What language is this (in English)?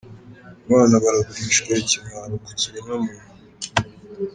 Kinyarwanda